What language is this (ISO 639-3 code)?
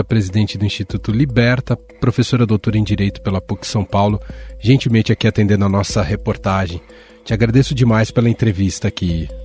por